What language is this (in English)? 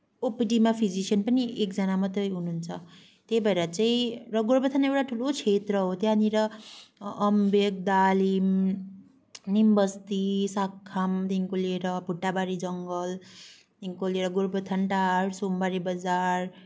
Nepali